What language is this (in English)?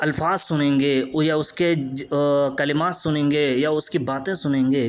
Urdu